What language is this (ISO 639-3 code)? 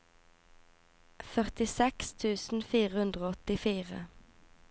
nor